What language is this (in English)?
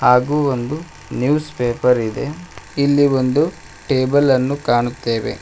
Kannada